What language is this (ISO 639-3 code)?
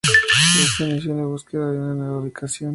spa